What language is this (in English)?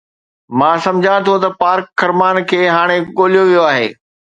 Sindhi